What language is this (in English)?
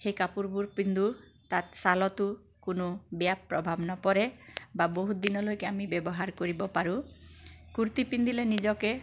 Assamese